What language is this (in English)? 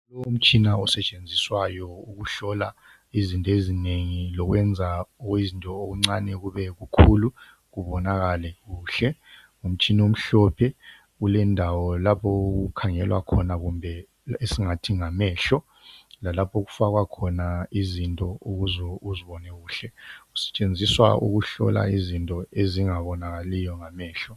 North Ndebele